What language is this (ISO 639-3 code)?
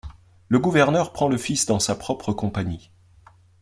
fra